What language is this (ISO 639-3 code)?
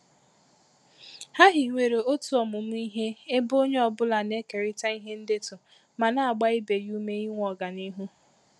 ibo